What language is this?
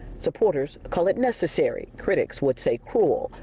English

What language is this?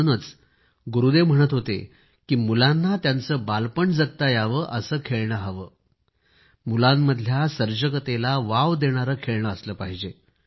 Marathi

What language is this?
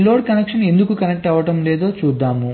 Telugu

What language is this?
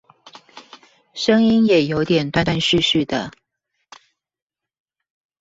Chinese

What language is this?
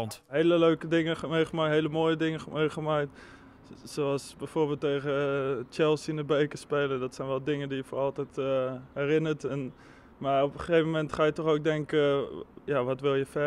Dutch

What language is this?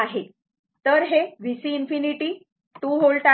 Marathi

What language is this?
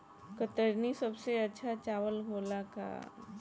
Bhojpuri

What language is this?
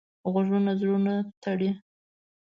Pashto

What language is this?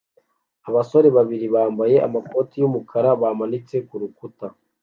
Kinyarwanda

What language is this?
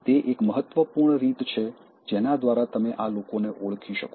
Gujarati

